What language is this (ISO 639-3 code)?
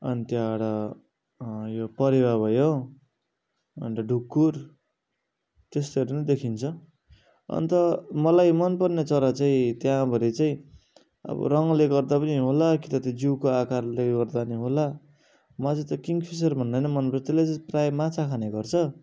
nep